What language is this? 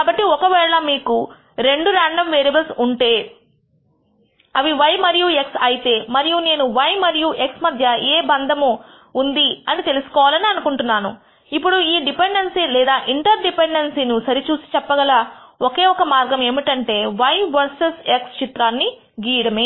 Telugu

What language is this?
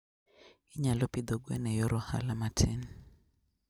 Luo (Kenya and Tanzania)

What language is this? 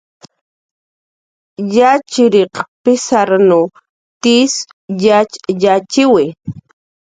Jaqaru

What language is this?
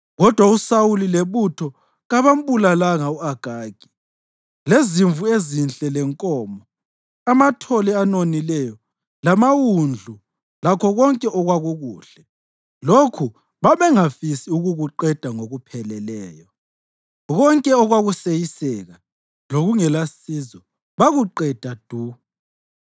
North Ndebele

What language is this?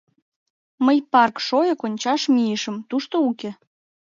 Mari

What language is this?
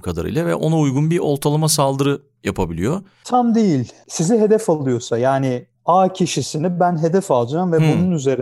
Turkish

